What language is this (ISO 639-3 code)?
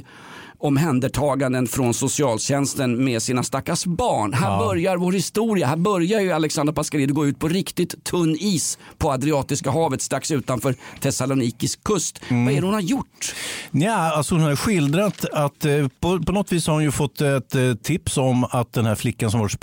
swe